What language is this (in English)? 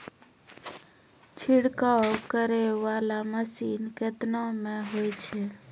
Maithili